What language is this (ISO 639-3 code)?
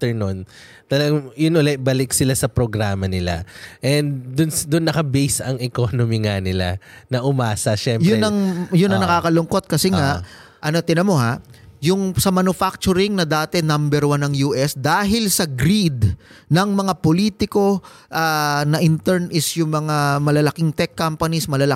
fil